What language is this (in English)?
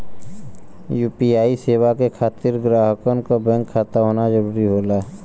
Bhojpuri